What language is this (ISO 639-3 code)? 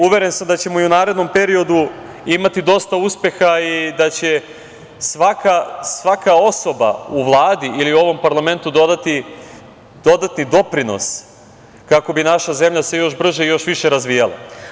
srp